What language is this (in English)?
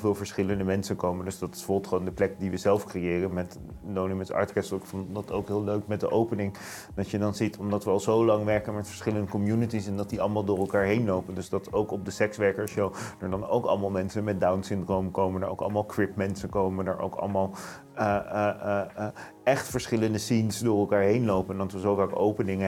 Dutch